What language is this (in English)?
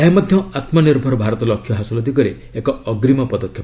Odia